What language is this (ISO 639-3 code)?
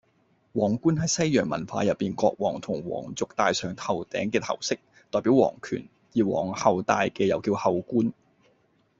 yue